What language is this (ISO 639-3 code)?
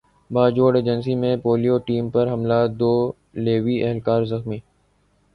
urd